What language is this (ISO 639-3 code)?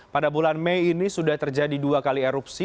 ind